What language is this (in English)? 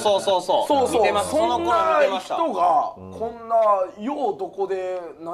Japanese